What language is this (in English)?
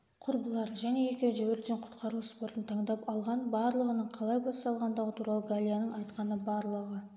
Kazakh